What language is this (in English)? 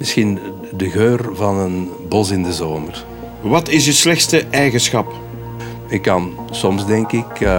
Dutch